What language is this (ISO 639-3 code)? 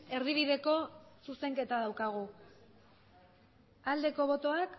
eus